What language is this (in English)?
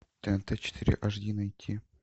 Russian